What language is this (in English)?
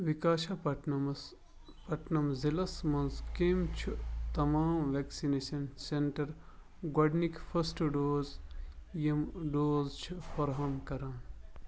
Kashmiri